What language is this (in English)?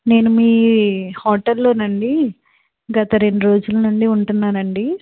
Telugu